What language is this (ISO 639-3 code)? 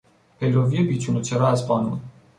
fas